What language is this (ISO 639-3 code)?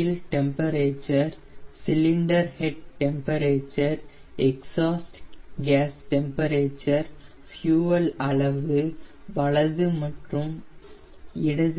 tam